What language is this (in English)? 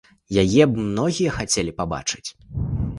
Belarusian